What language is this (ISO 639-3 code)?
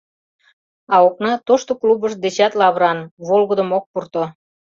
chm